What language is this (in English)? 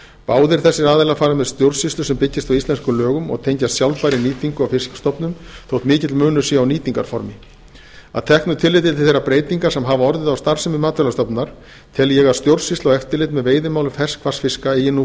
Icelandic